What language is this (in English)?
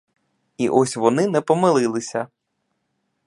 Ukrainian